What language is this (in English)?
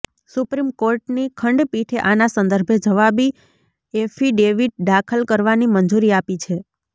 Gujarati